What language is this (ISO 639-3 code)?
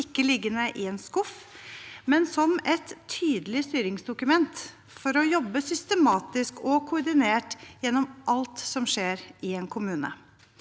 nor